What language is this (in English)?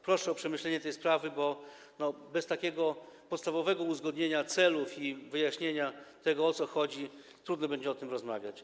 Polish